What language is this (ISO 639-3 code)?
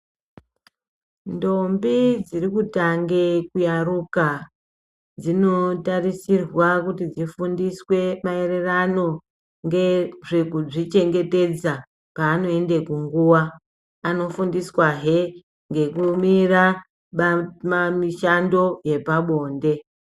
ndc